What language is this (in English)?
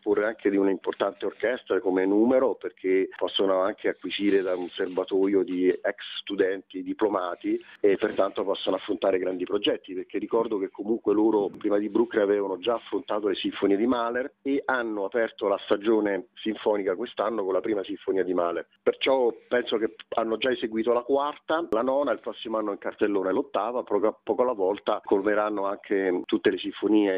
Italian